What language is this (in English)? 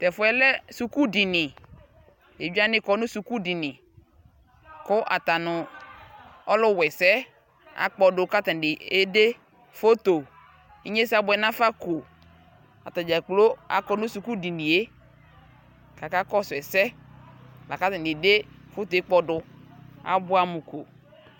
Ikposo